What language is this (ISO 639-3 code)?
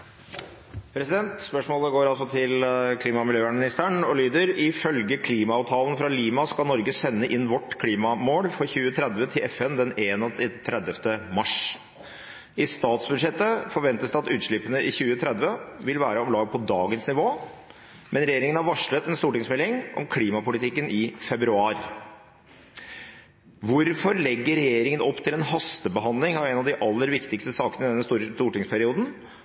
nob